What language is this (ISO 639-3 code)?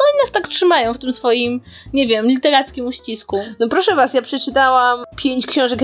pol